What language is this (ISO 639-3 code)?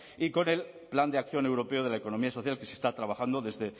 spa